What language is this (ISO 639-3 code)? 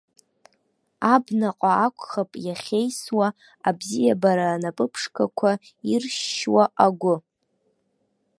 abk